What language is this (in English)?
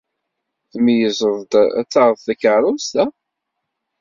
Kabyle